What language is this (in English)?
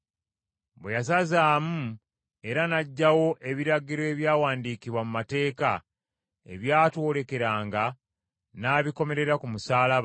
Ganda